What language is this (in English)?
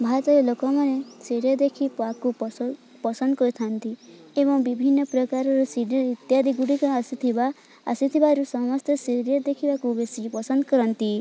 Odia